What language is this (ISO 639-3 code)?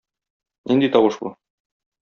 tat